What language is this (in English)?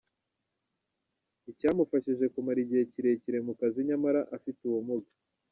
Kinyarwanda